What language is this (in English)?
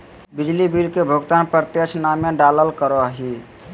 Magahi